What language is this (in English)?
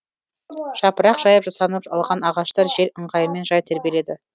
Kazakh